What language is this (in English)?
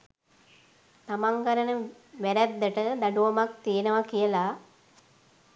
Sinhala